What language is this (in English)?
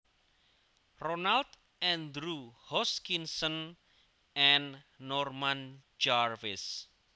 Javanese